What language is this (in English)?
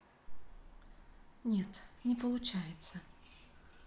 Russian